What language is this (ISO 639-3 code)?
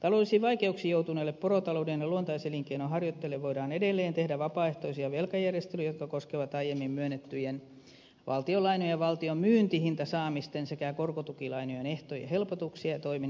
fin